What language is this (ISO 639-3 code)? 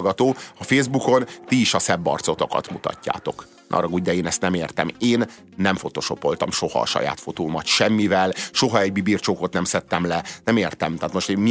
hun